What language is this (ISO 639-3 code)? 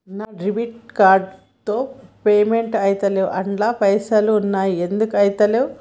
tel